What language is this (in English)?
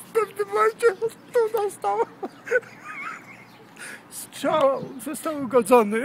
Polish